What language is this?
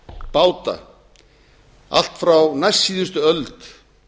Icelandic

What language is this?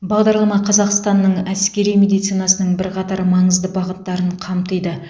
Kazakh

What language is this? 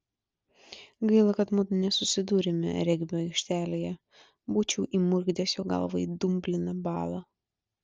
Lithuanian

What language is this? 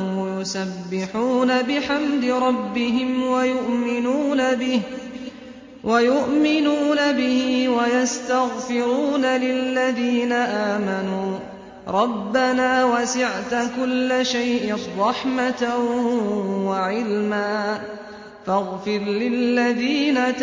Arabic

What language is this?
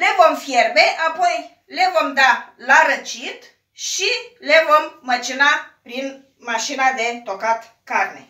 Romanian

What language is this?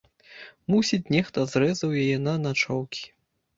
Belarusian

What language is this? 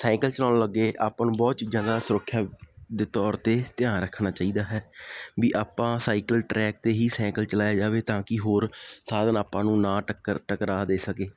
Punjabi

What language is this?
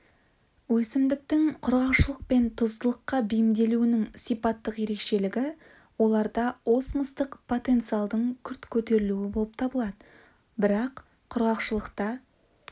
Kazakh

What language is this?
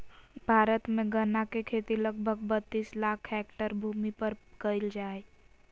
Magahi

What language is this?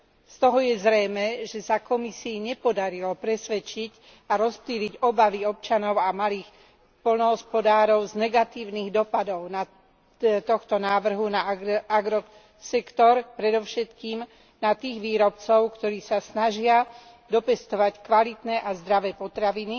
Slovak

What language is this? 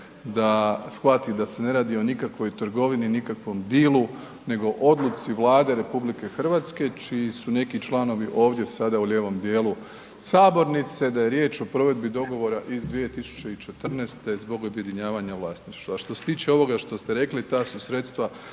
Croatian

